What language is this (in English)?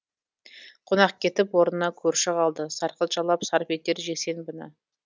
Kazakh